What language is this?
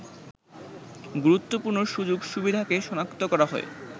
Bangla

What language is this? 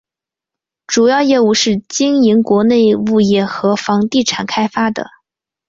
Chinese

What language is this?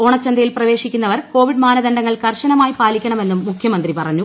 Malayalam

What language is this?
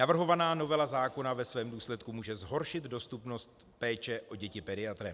Czech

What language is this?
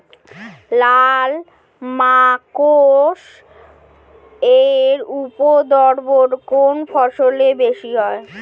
Bangla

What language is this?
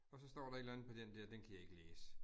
Danish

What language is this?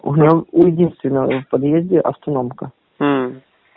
Russian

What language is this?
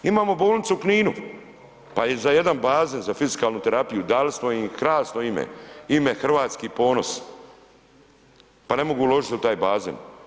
Croatian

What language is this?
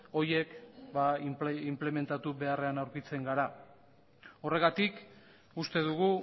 Basque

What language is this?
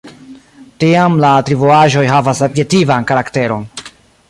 Esperanto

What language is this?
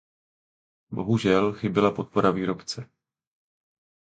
Czech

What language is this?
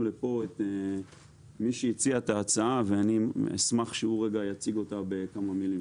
Hebrew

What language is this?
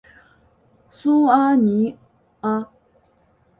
Chinese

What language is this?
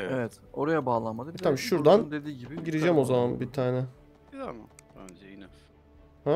Turkish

